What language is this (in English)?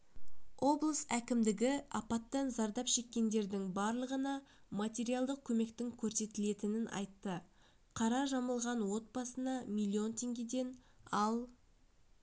Kazakh